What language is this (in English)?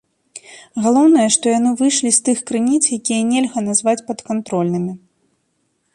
Belarusian